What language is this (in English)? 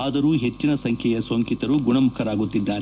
Kannada